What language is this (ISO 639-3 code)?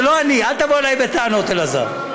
heb